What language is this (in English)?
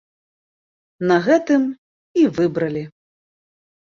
Belarusian